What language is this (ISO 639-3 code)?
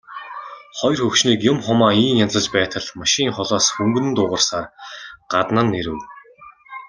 mon